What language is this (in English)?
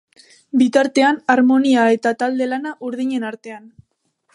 Basque